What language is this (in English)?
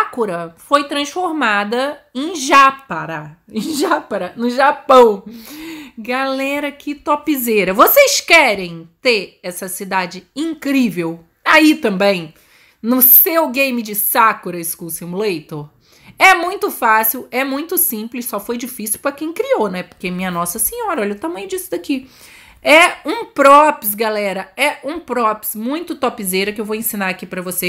Portuguese